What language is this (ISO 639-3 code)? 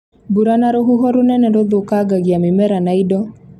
kik